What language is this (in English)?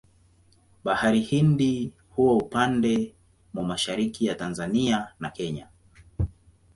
Swahili